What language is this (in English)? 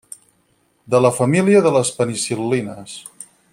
Catalan